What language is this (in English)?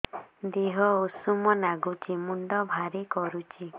Odia